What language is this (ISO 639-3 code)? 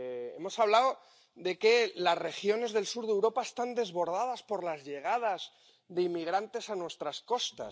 spa